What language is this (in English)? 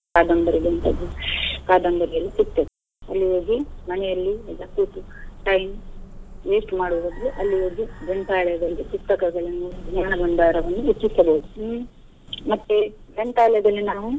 Kannada